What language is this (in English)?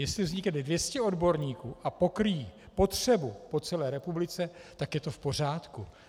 Czech